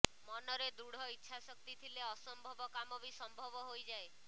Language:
Odia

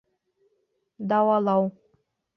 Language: Bashkir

